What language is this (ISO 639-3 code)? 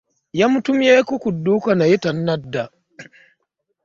lug